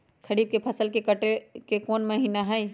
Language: Magahi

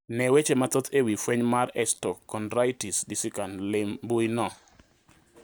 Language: Luo (Kenya and Tanzania)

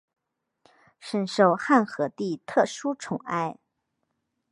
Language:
Chinese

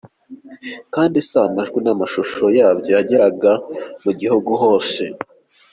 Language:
Kinyarwanda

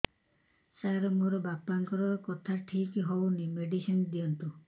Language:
Odia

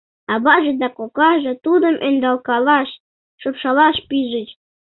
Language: Mari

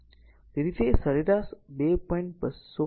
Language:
Gujarati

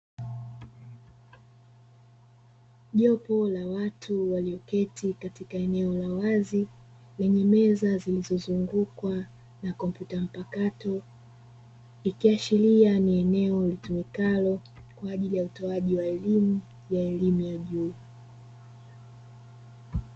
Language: Swahili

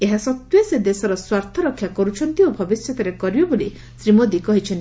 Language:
Odia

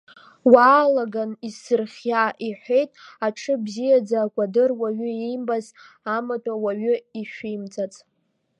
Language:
Abkhazian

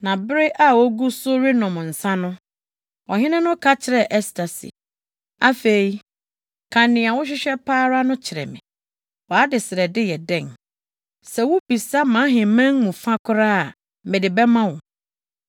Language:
Akan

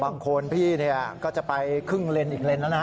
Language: Thai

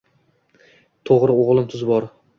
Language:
Uzbek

